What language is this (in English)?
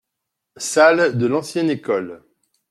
French